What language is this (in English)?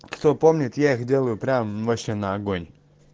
Russian